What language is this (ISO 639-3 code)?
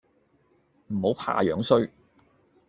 yue